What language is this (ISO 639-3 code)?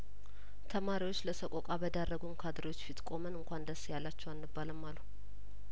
amh